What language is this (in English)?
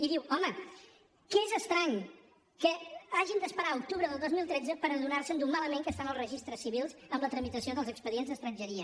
Catalan